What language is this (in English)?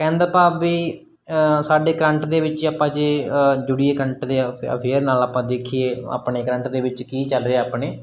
Punjabi